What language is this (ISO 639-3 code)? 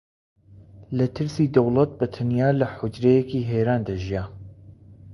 ckb